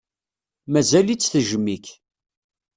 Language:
Kabyle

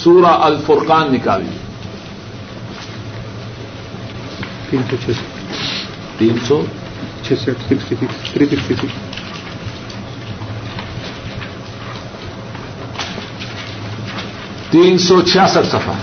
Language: Urdu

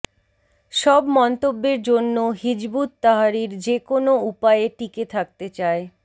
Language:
Bangla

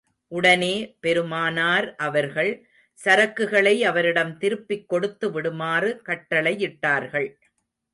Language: Tamil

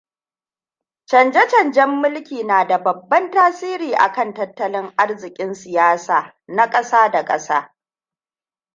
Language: Hausa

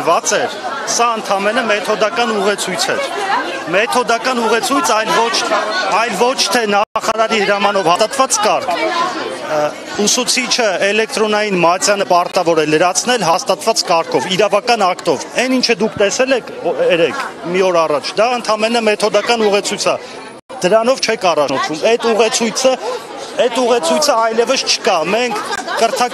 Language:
Romanian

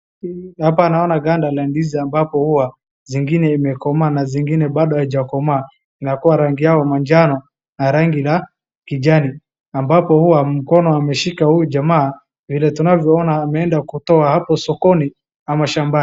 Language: Swahili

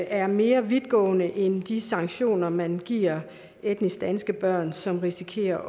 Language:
Danish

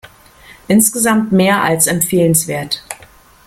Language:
German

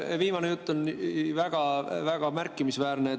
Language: Estonian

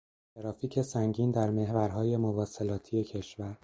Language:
Persian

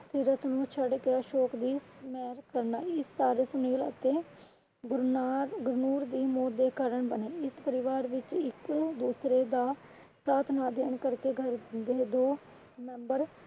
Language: Punjabi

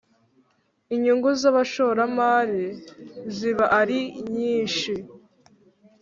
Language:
Kinyarwanda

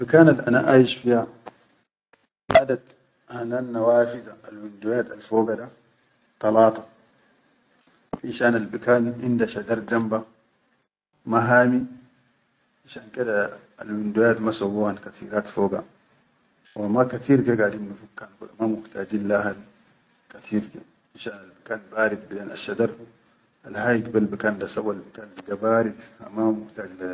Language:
Chadian Arabic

